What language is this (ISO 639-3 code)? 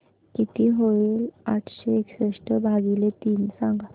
mar